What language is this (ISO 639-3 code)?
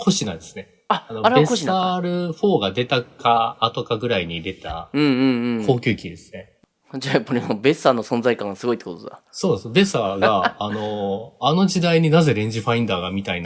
jpn